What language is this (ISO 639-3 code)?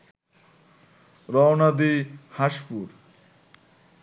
ben